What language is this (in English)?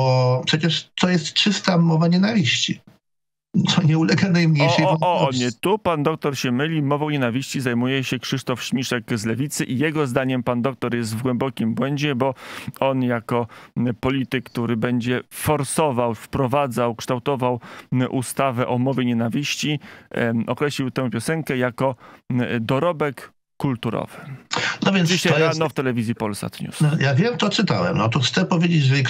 Polish